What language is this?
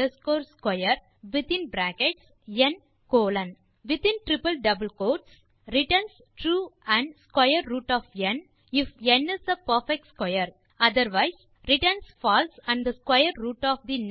Tamil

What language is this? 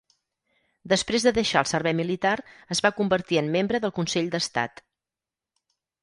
Catalan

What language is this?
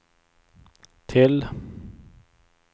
Swedish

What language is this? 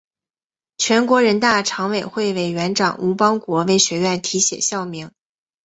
Chinese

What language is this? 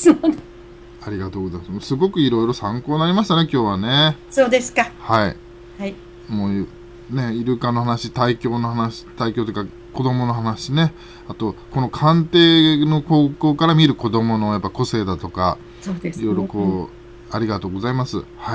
Japanese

